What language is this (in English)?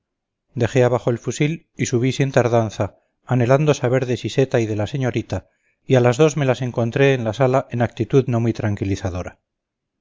Spanish